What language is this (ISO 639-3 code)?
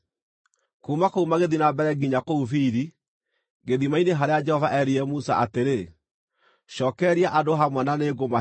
kik